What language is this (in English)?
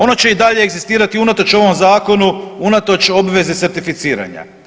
Croatian